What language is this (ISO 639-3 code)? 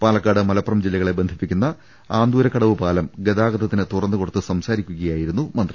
mal